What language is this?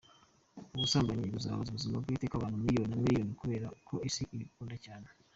Kinyarwanda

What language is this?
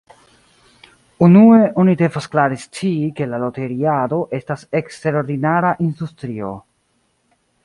Esperanto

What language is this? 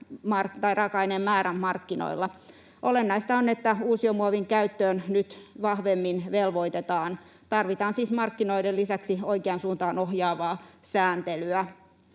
Finnish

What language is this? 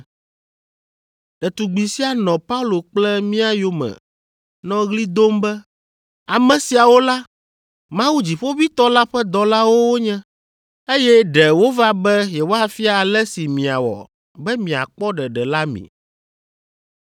Ewe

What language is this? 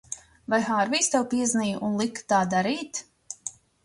Latvian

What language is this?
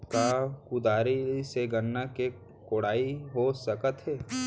Chhattisgarhi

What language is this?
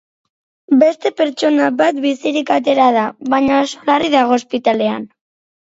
Basque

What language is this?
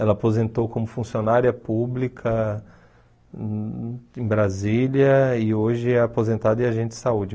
Portuguese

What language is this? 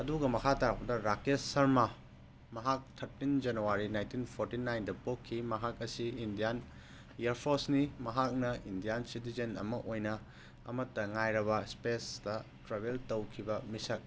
Manipuri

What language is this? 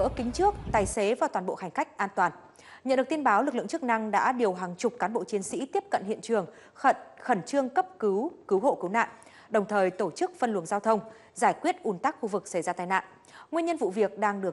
Vietnamese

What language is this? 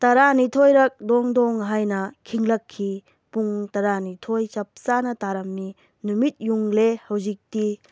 Manipuri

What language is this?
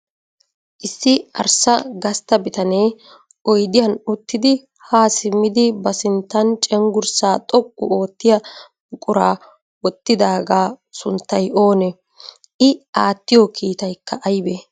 Wolaytta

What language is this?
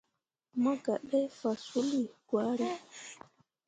Mundang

